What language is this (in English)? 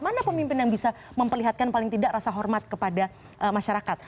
Indonesian